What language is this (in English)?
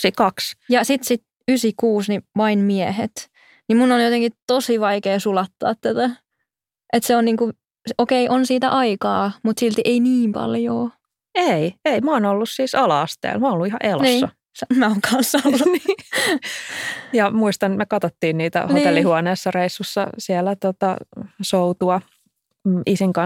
Finnish